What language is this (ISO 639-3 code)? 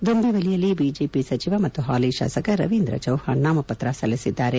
kan